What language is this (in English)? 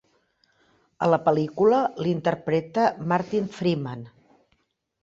Catalan